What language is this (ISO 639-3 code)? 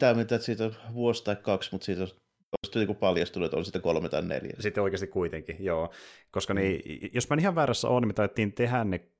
fin